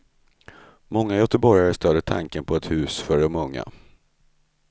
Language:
Swedish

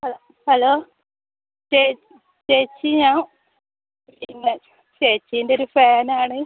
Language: Malayalam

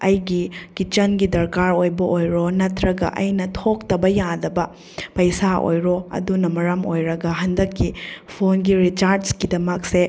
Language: Manipuri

